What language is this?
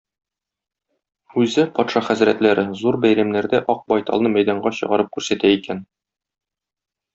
Tatar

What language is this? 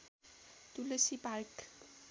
Nepali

